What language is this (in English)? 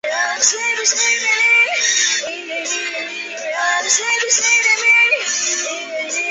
Chinese